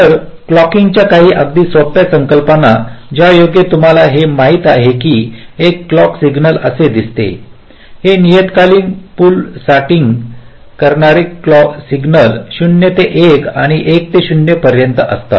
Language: Marathi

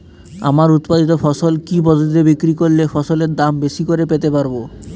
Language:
Bangla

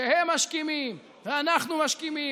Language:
Hebrew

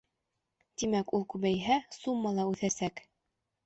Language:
Bashkir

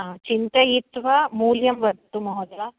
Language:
Sanskrit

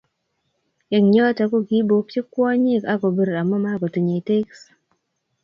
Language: Kalenjin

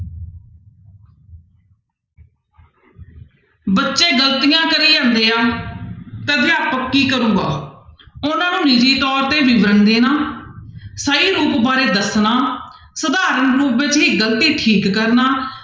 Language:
Punjabi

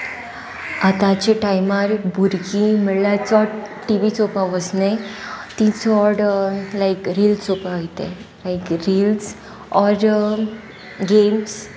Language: Konkani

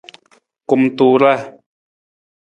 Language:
Nawdm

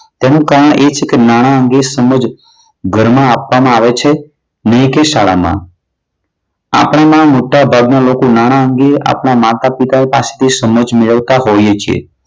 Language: Gujarati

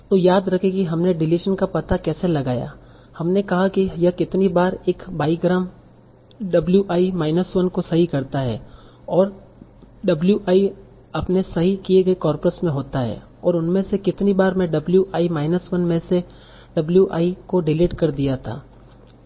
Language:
Hindi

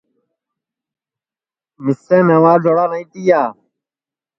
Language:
Sansi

